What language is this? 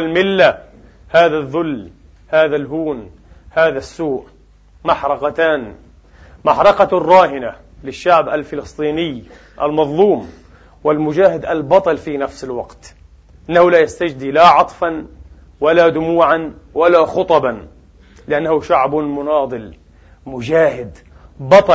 Arabic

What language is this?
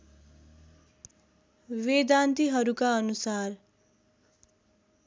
Nepali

